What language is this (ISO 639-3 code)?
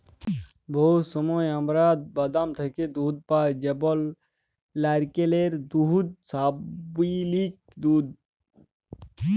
ben